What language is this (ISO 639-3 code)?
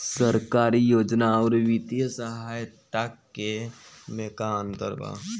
bho